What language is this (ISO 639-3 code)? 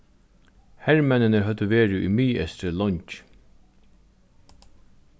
fao